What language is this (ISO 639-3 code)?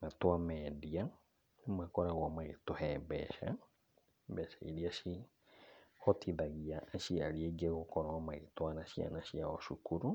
kik